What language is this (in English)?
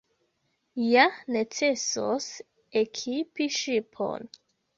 Esperanto